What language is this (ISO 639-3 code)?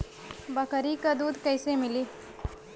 bho